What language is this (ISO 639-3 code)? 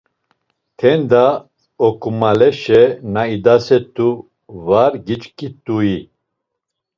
lzz